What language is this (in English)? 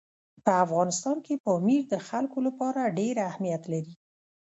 Pashto